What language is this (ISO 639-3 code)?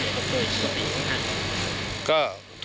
tha